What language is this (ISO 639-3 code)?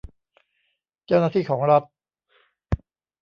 tha